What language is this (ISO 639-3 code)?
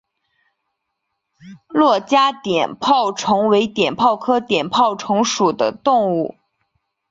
zho